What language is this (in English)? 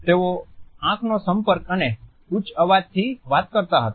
Gujarati